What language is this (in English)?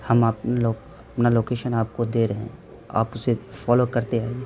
Urdu